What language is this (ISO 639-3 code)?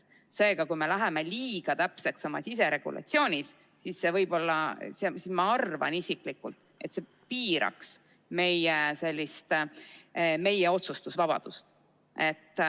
est